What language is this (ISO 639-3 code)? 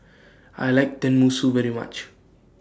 eng